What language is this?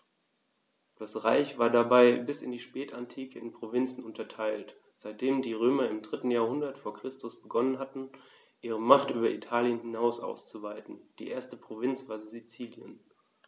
German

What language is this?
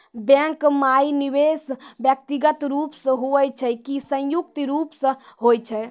Maithili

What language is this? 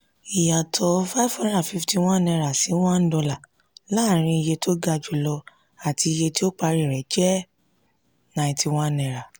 Yoruba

